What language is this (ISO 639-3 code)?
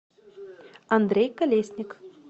rus